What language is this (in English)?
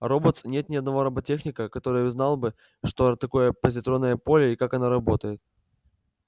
Russian